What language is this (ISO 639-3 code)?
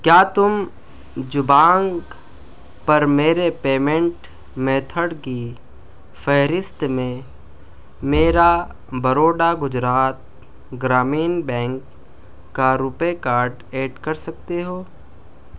urd